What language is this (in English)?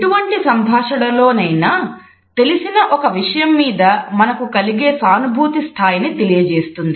Telugu